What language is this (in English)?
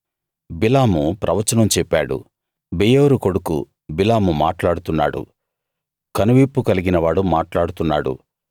Telugu